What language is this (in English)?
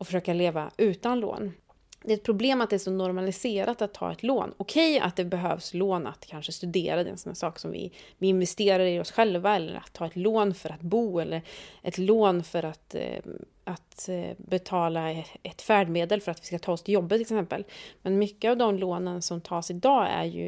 Swedish